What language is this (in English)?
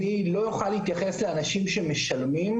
Hebrew